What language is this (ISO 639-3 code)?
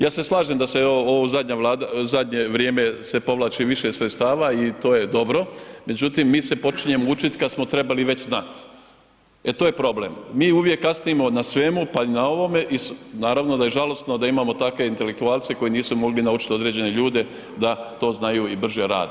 hrv